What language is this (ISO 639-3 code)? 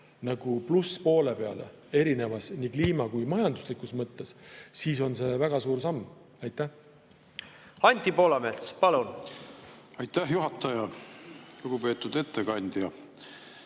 est